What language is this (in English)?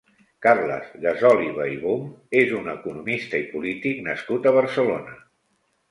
Catalan